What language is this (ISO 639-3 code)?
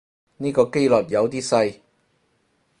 yue